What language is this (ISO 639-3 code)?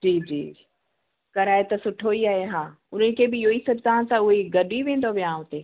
snd